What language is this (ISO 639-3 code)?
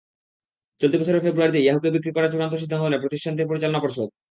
ben